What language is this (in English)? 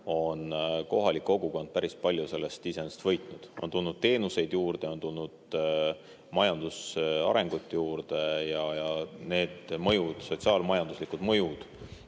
Estonian